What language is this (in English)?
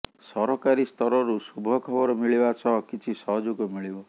Odia